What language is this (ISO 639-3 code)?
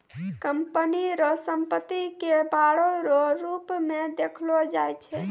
mai